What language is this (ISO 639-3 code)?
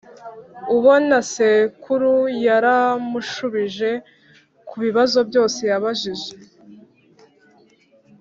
kin